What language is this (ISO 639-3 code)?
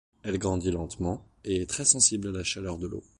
fra